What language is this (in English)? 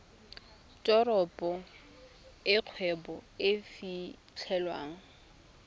Tswana